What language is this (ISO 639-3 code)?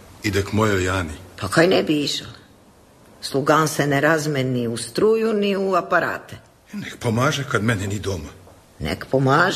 hrv